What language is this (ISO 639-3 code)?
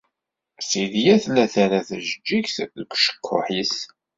kab